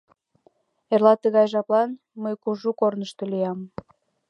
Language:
Mari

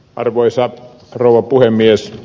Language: Finnish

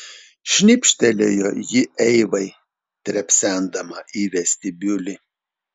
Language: Lithuanian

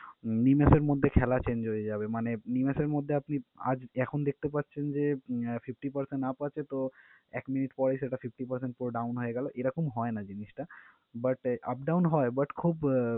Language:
Bangla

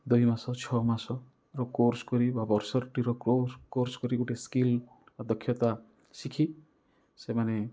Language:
Odia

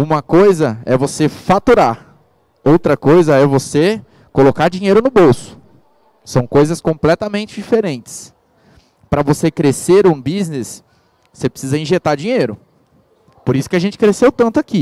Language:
Portuguese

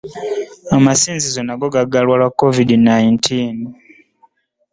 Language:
Ganda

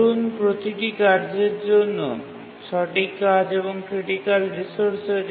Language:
Bangla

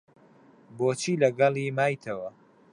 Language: Central Kurdish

